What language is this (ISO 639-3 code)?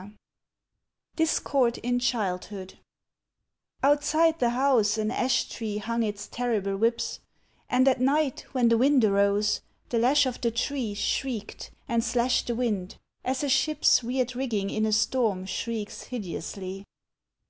eng